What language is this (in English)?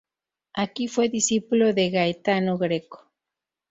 Spanish